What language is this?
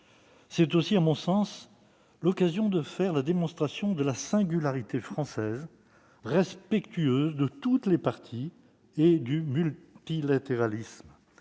French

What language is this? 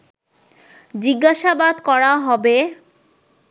Bangla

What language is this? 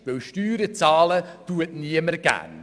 Swiss German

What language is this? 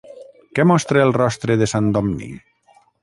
Catalan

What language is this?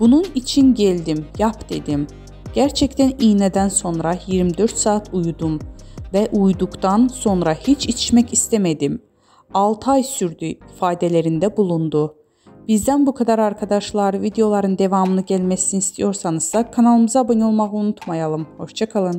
Turkish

